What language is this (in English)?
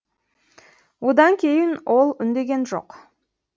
Kazakh